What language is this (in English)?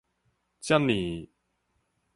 Min Nan Chinese